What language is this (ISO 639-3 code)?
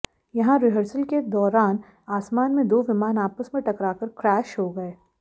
hin